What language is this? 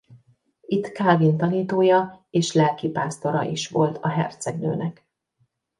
Hungarian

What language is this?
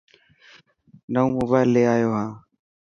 Dhatki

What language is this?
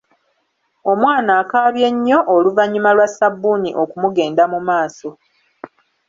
Ganda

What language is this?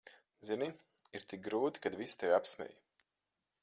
Latvian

